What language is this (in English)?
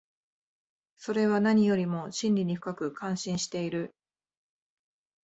Japanese